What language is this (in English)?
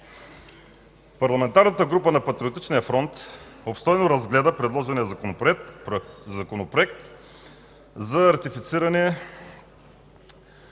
Bulgarian